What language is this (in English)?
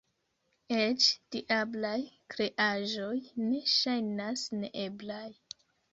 Esperanto